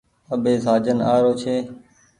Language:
Goaria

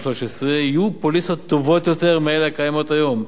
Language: Hebrew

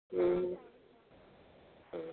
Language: Sindhi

